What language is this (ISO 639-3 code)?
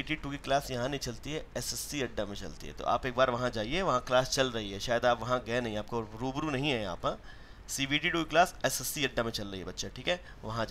hin